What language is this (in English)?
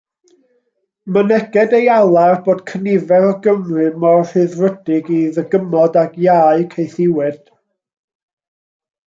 Welsh